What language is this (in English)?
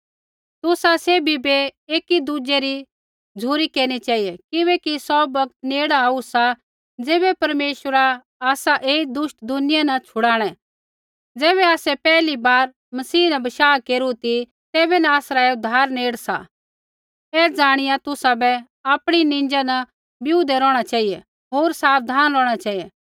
Kullu Pahari